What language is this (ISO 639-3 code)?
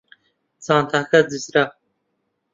ckb